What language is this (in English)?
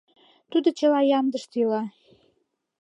Mari